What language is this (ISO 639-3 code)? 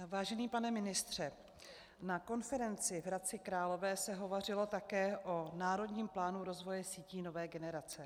ces